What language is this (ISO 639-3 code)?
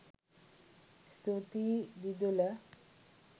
sin